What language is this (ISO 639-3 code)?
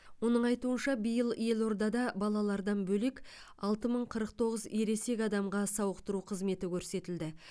kaz